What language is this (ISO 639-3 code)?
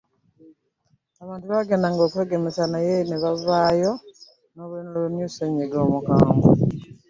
lug